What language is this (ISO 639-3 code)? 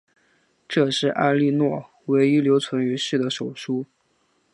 zho